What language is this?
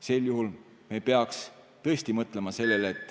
Estonian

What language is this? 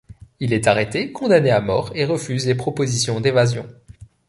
French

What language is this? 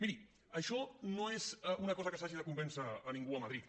Catalan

